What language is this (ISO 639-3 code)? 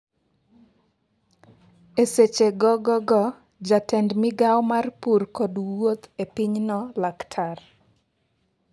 luo